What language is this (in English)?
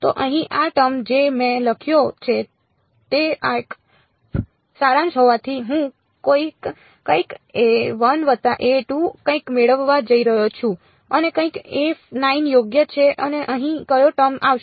Gujarati